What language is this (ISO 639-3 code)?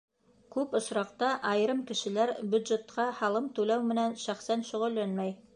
bak